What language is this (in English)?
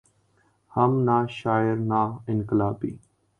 Urdu